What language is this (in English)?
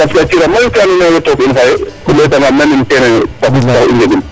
Serer